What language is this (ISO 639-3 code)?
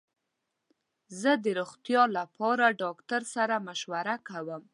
pus